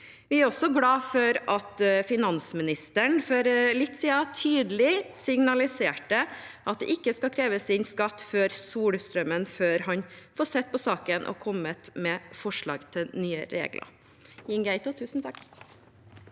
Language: Norwegian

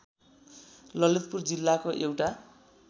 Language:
Nepali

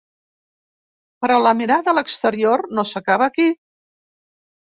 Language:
Catalan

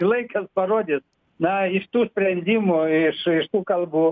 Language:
Lithuanian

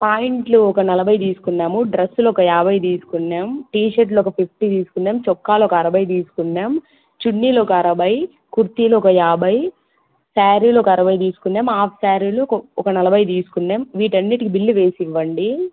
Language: Telugu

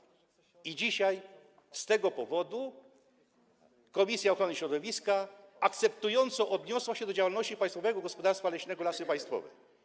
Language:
Polish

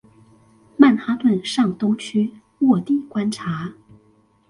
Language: Chinese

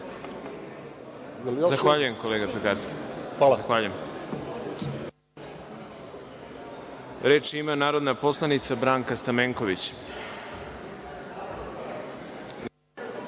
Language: Serbian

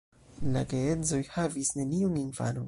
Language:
Esperanto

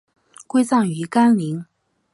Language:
Chinese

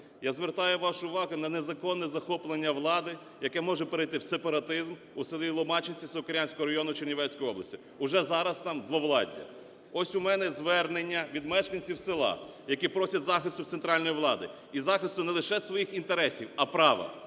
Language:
Ukrainian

